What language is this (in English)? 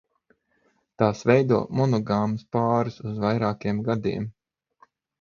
Latvian